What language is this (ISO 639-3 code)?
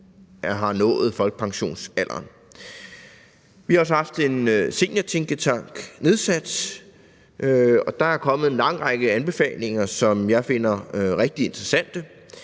dan